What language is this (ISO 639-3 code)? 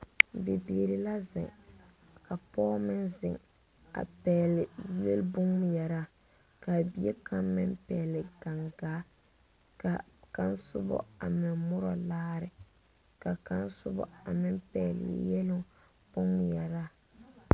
dga